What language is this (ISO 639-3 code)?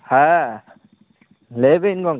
sat